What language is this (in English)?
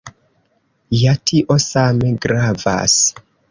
Esperanto